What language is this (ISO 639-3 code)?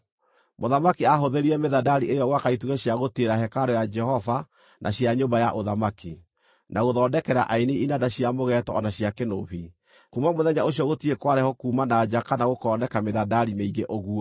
kik